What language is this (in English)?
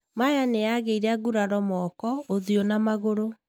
Kikuyu